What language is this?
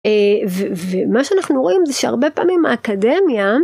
Hebrew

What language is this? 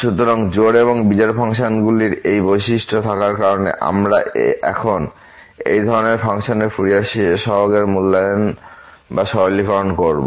Bangla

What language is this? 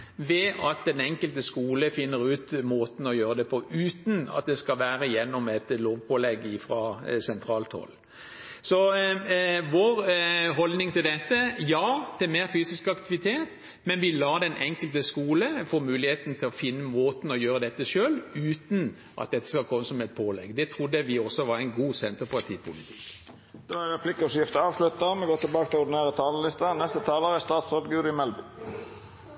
Norwegian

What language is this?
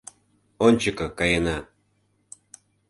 Mari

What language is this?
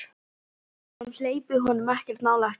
Icelandic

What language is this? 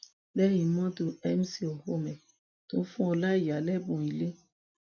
Yoruba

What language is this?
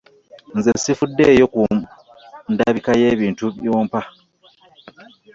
Ganda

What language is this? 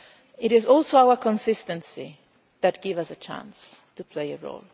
English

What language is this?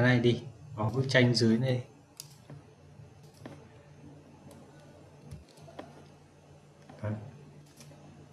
Vietnamese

